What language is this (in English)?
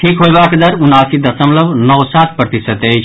Maithili